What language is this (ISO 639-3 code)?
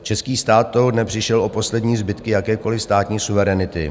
ces